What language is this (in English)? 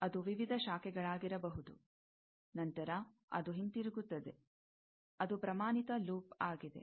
Kannada